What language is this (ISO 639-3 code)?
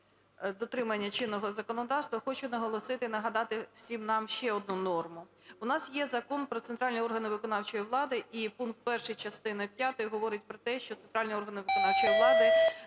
ukr